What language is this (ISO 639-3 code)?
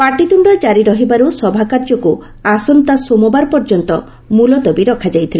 ori